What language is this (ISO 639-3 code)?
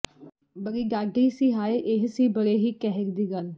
pan